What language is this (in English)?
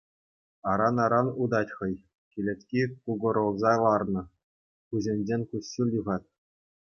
Chuvash